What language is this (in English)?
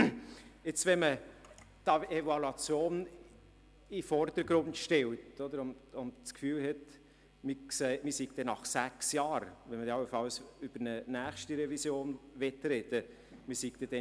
Swiss German